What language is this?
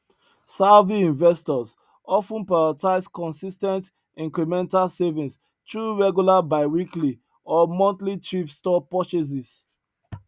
Nigerian Pidgin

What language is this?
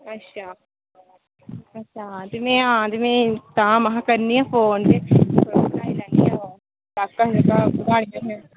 Dogri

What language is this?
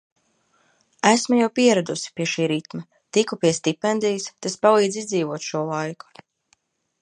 Latvian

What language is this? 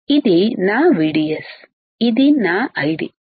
Telugu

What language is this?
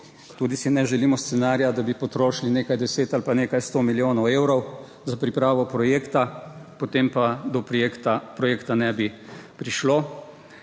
Slovenian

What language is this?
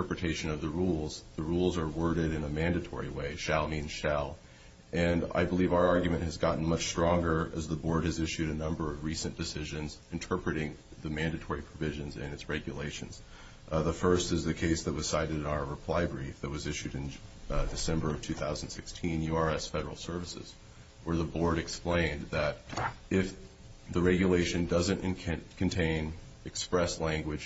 English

